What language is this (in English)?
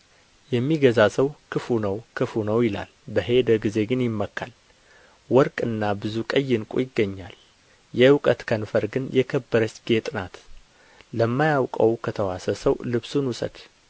Amharic